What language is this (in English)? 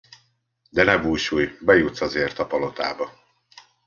Hungarian